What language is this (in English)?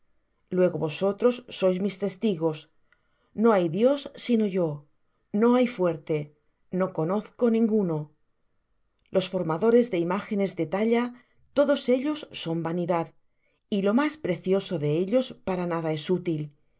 Spanish